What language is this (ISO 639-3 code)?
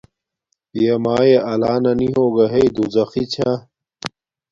dmk